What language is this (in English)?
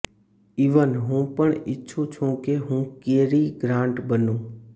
Gujarati